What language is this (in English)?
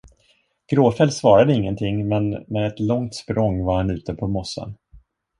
Swedish